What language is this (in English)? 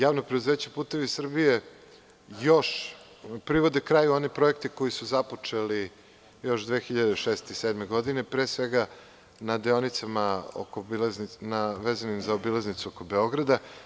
Serbian